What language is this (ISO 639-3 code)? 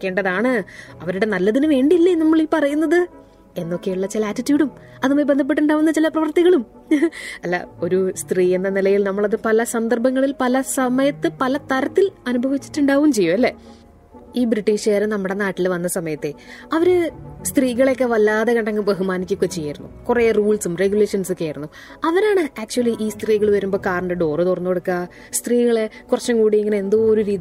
mal